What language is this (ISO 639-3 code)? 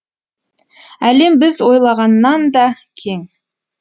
kaz